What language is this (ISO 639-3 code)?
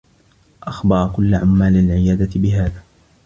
ara